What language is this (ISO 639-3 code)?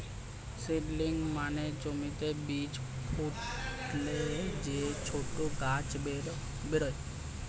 ben